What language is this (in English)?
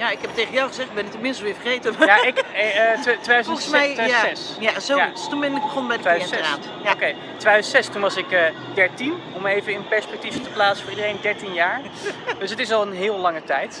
Dutch